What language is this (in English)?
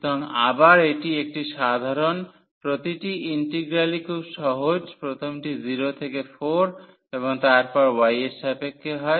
Bangla